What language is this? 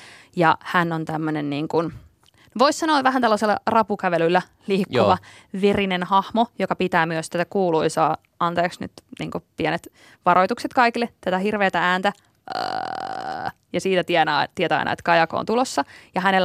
Finnish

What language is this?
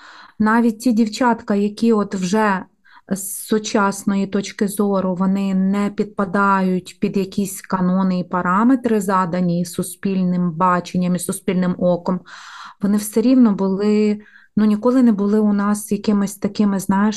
Ukrainian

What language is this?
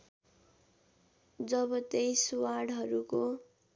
Nepali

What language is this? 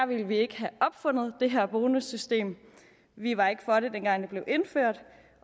Danish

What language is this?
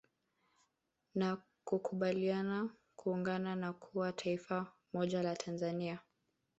Swahili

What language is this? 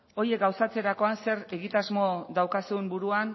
Basque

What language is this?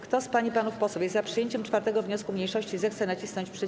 Polish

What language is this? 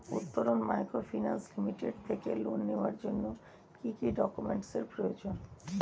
Bangla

